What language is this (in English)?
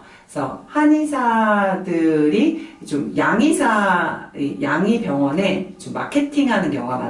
Korean